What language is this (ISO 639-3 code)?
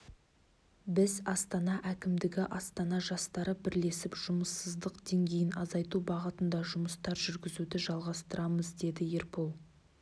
kaz